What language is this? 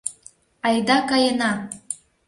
Mari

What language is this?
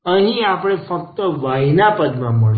Gujarati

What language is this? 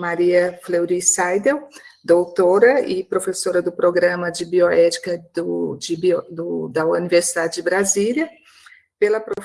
Portuguese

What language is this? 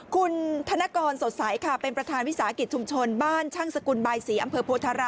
Thai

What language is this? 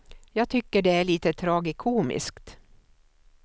Swedish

